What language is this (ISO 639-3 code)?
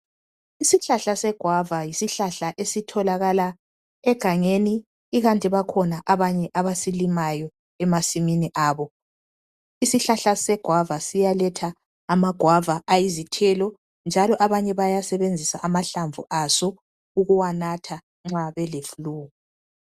nde